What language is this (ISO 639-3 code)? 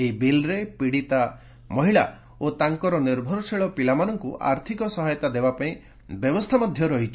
ori